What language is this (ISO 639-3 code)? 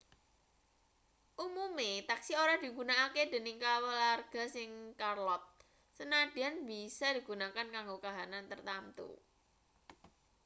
jav